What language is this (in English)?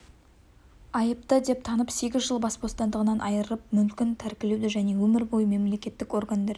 Kazakh